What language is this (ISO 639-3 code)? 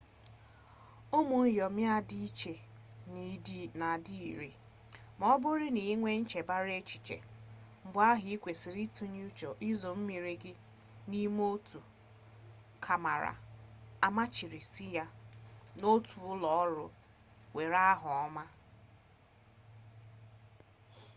ibo